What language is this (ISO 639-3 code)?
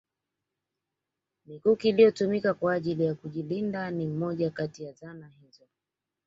swa